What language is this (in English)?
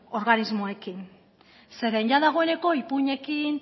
Basque